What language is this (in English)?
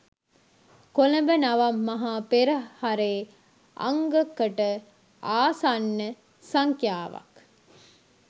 Sinhala